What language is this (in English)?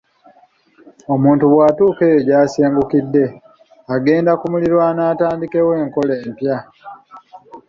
Ganda